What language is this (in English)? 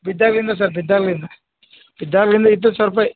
Kannada